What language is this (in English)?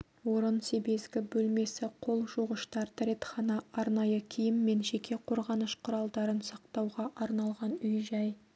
Kazakh